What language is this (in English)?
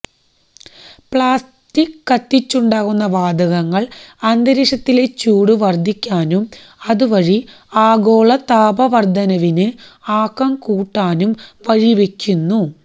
Malayalam